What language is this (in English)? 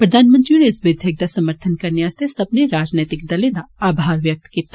Dogri